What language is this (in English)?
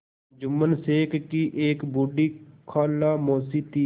Hindi